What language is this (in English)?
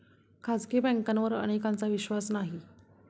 Marathi